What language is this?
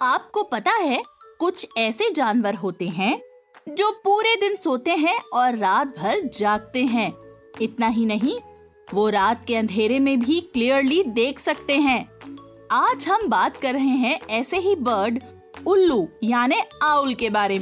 Hindi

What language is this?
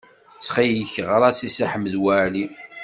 Kabyle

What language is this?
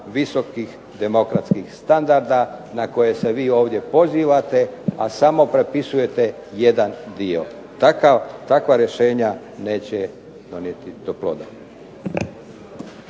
Croatian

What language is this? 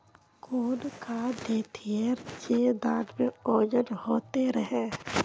Magahi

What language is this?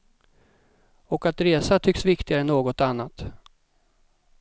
Swedish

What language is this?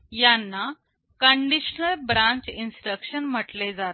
Marathi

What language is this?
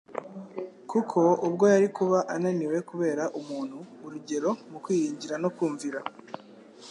Kinyarwanda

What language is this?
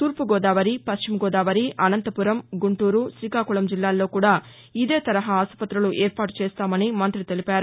Telugu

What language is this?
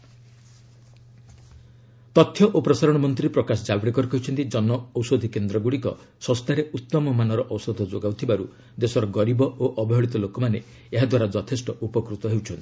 Odia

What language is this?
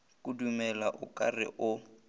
Northern Sotho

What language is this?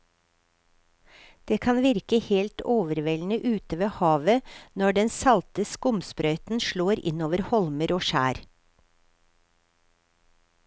Norwegian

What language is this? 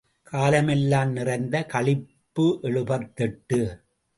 Tamil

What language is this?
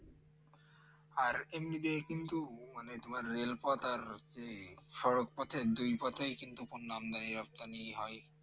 Bangla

